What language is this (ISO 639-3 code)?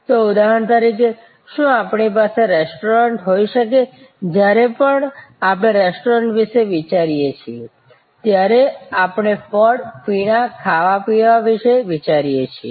guj